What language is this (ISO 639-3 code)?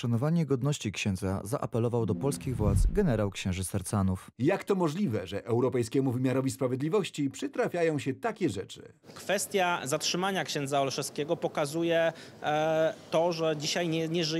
pol